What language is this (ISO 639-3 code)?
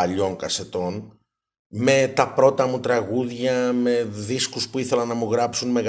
ell